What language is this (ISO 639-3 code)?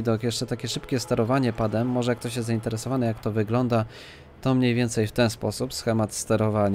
pol